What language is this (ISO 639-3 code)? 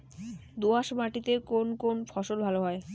ben